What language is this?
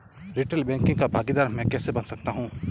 Hindi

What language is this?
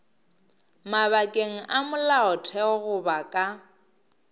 Northern Sotho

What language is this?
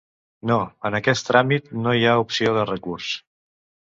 Catalan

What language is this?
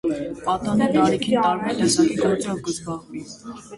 Armenian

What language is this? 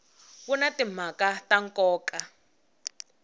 Tsonga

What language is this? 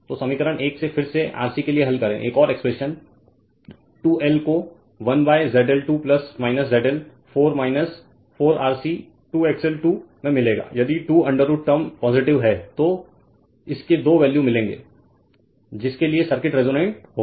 Hindi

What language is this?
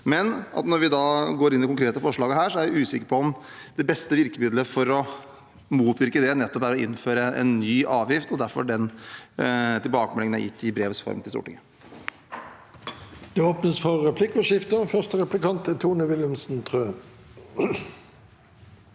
Norwegian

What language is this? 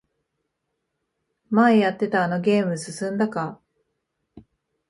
Japanese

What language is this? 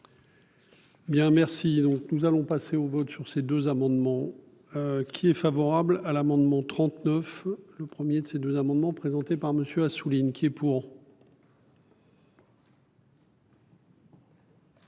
French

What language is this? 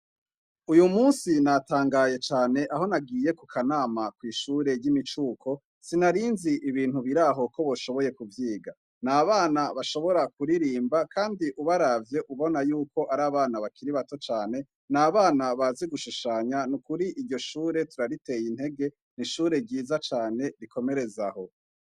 Rundi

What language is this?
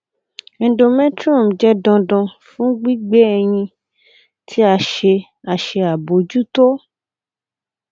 Yoruba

